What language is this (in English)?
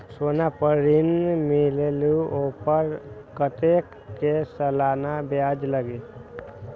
Magahi